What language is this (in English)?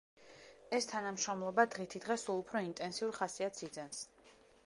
Georgian